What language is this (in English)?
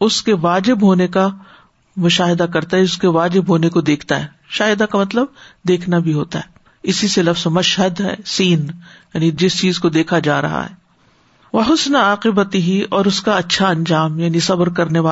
Urdu